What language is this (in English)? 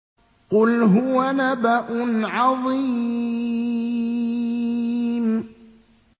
Arabic